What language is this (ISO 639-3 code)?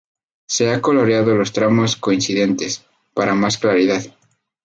spa